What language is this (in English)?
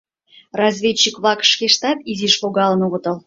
Mari